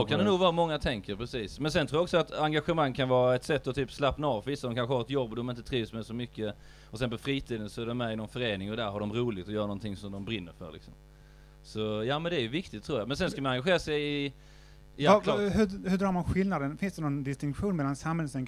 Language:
Swedish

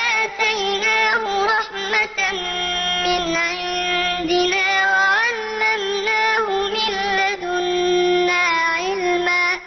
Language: Arabic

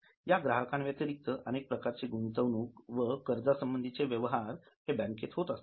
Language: Marathi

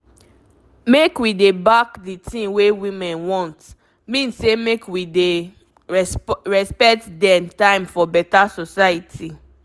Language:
Nigerian Pidgin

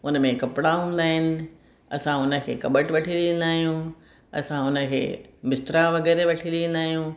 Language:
Sindhi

